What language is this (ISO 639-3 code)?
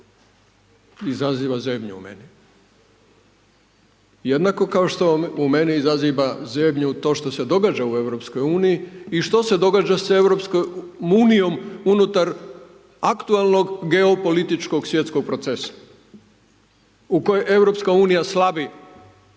hrv